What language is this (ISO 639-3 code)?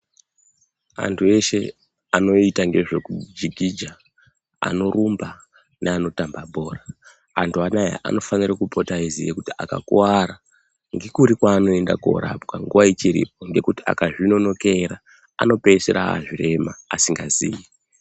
ndc